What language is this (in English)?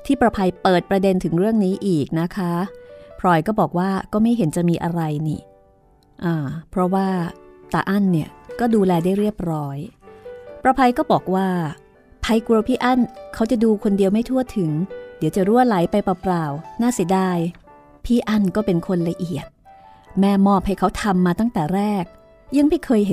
Thai